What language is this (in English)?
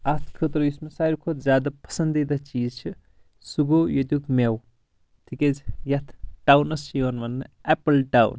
Kashmiri